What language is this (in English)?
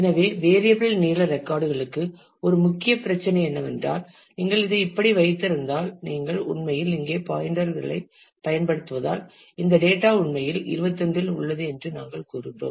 Tamil